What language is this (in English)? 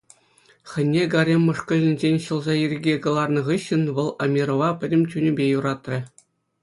Chuvash